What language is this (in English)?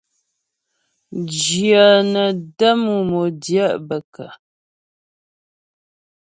Ghomala